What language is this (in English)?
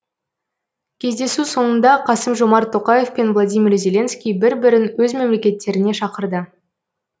Kazakh